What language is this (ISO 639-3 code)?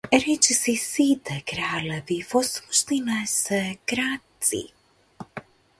mkd